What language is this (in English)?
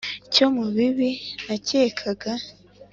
Kinyarwanda